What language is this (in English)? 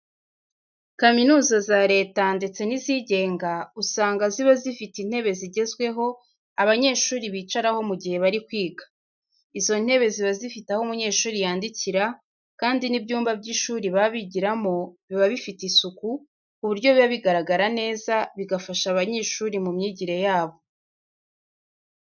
Kinyarwanda